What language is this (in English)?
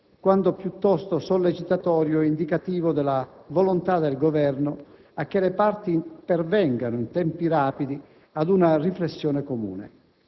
Italian